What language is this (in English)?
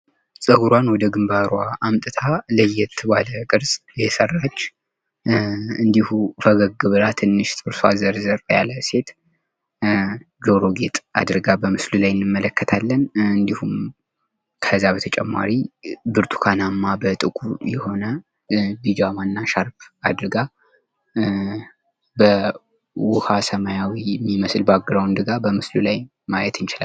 Amharic